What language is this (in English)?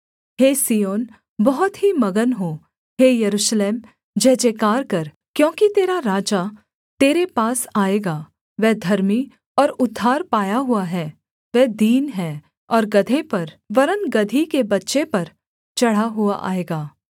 Hindi